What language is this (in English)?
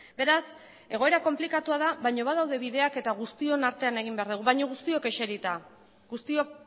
Basque